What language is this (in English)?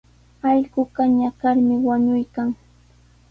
Sihuas Ancash Quechua